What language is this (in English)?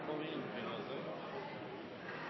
Norwegian Bokmål